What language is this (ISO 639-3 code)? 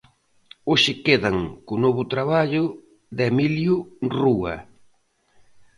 glg